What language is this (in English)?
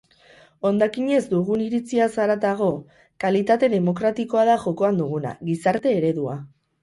Basque